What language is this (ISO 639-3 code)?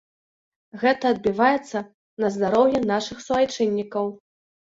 bel